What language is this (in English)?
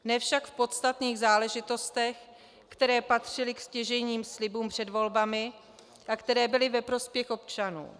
Czech